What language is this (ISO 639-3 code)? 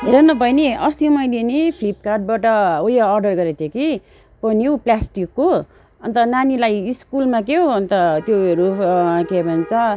nep